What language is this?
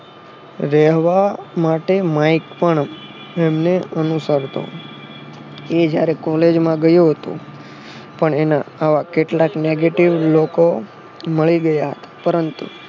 Gujarati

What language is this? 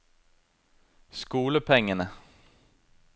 Norwegian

